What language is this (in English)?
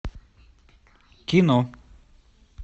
Russian